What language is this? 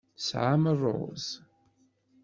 Kabyle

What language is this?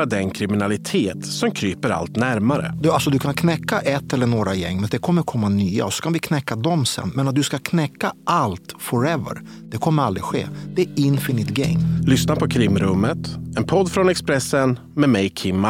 Swedish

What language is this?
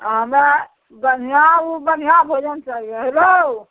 Maithili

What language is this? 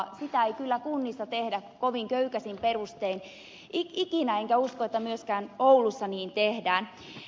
Finnish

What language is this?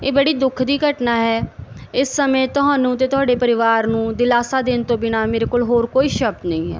Punjabi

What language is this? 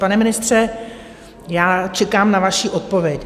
Czech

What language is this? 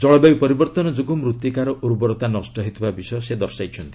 Odia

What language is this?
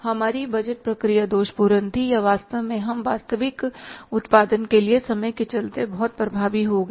Hindi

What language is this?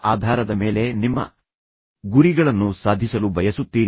Kannada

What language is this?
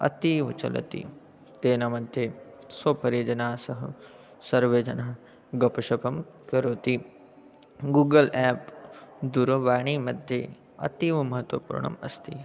Sanskrit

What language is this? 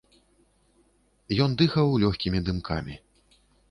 Belarusian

